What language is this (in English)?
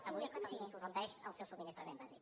Catalan